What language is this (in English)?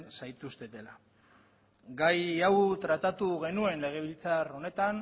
Basque